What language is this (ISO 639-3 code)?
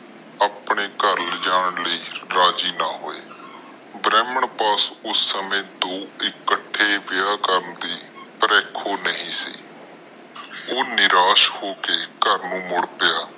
pan